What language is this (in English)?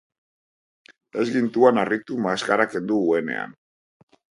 Basque